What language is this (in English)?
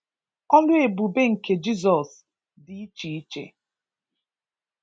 Igbo